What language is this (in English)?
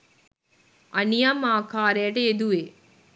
Sinhala